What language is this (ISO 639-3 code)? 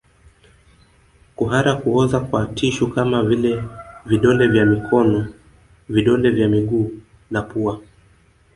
swa